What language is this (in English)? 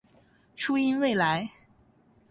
Chinese